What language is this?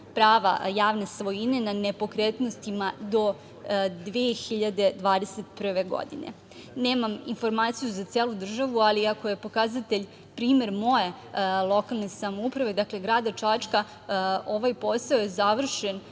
Serbian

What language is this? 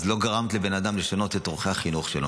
Hebrew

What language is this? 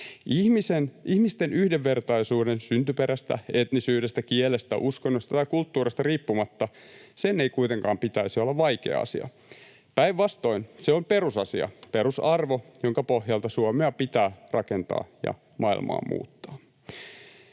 Finnish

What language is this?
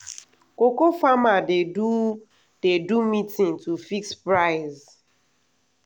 Nigerian Pidgin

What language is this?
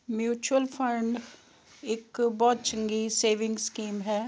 Punjabi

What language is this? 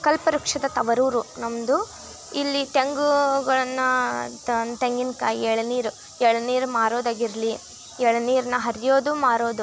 Kannada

